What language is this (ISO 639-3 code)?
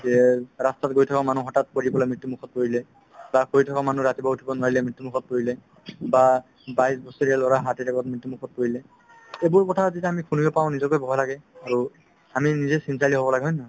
asm